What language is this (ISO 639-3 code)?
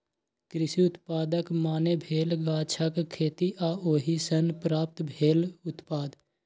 mai